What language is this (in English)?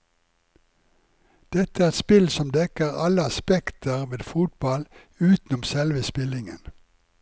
Norwegian